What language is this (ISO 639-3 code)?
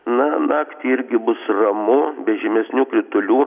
lit